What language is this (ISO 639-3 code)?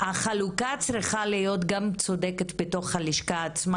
heb